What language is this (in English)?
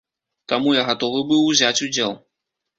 Belarusian